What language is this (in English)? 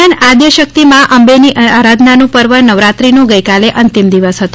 Gujarati